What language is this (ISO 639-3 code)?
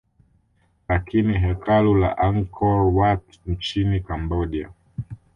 swa